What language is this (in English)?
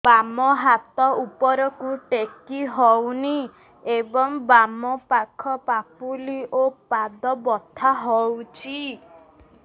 Odia